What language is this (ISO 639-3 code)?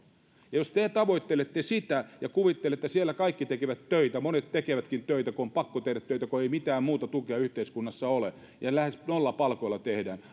fin